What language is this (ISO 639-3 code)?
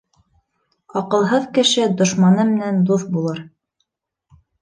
bak